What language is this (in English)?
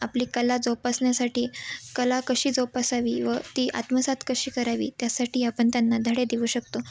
Marathi